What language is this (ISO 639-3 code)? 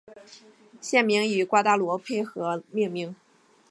zho